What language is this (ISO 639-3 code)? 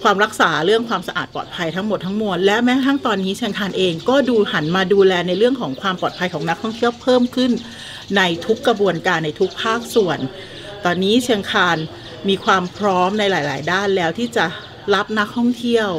tha